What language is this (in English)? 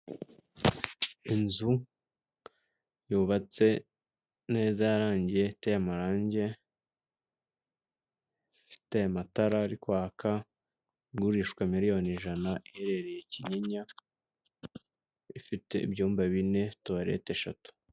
Kinyarwanda